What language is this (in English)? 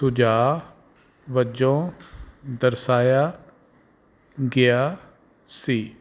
Punjabi